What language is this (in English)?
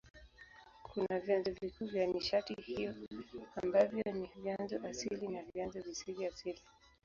Swahili